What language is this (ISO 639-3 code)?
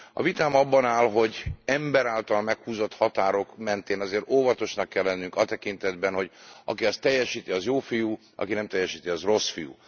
hun